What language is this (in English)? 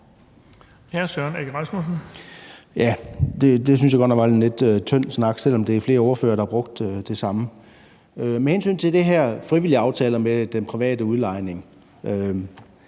Danish